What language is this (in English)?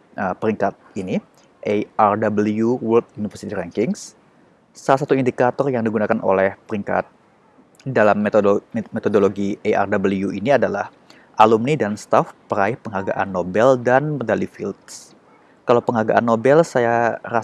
Indonesian